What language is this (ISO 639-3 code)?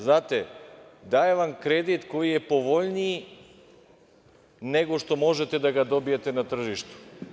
srp